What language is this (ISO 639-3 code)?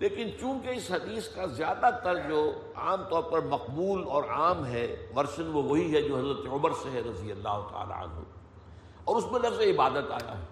urd